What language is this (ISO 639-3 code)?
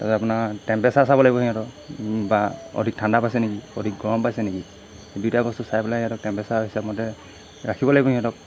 asm